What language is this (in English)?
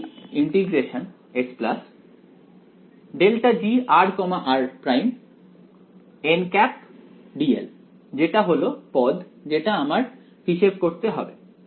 Bangla